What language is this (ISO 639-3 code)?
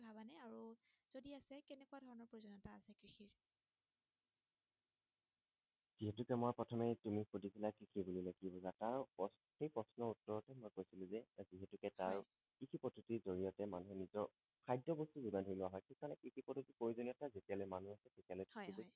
asm